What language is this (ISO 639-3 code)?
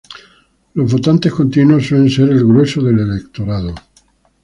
spa